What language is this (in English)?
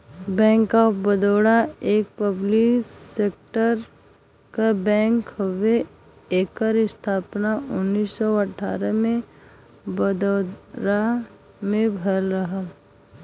Bhojpuri